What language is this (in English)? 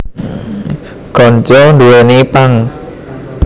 Javanese